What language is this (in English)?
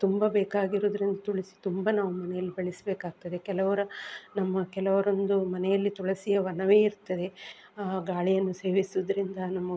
Kannada